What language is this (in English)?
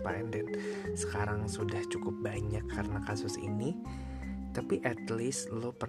Indonesian